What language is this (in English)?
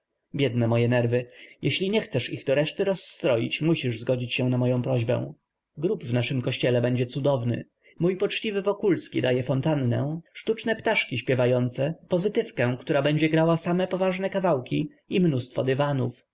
Polish